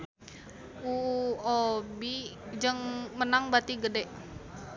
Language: Sundanese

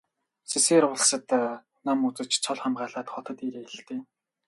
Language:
Mongolian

